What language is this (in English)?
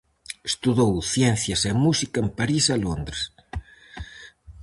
Galician